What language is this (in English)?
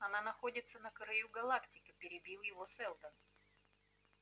Russian